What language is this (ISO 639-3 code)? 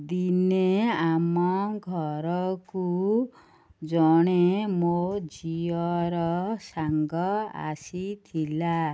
ori